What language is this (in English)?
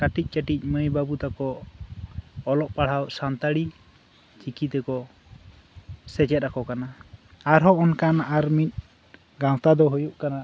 Santali